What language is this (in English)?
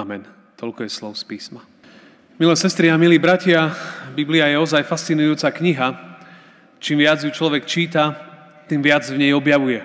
Slovak